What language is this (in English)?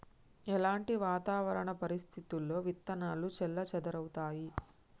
Telugu